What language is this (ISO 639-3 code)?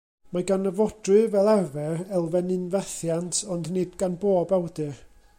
cym